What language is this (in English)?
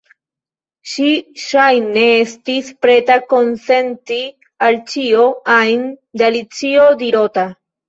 Esperanto